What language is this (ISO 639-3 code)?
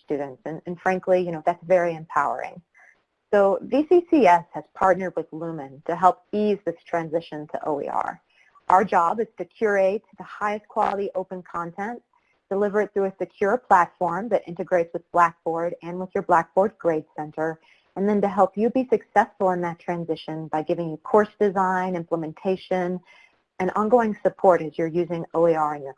eng